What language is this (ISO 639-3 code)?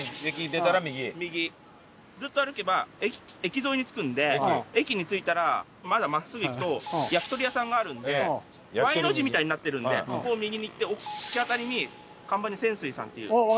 jpn